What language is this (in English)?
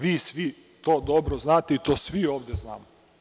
Serbian